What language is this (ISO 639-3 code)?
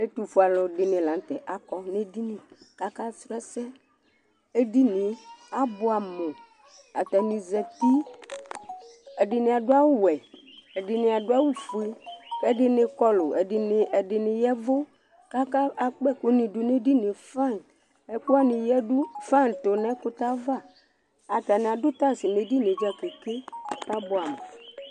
kpo